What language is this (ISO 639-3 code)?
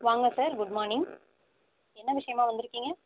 tam